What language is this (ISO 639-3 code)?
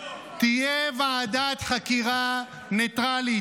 heb